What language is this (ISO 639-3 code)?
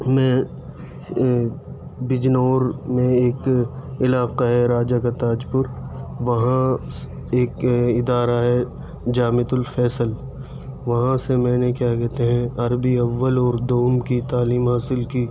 urd